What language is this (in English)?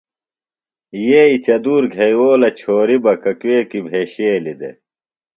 Phalura